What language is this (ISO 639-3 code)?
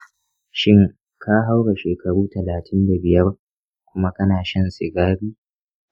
hau